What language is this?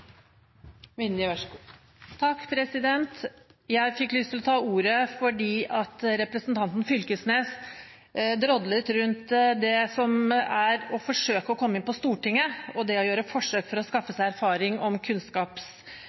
Norwegian Bokmål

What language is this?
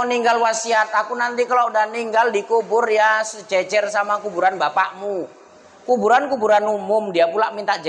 Indonesian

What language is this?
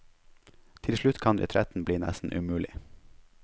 Norwegian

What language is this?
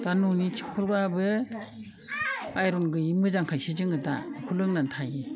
Bodo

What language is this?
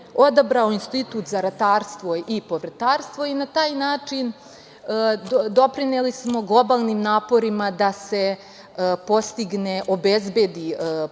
Serbian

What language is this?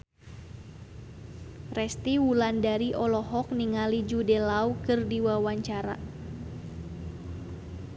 Sundanese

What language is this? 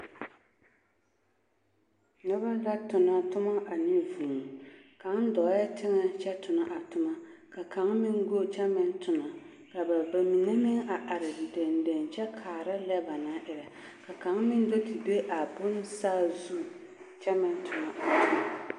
Southern Dagaare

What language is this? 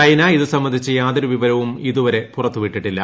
Malayalam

